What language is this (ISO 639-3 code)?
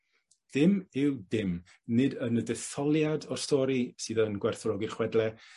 cym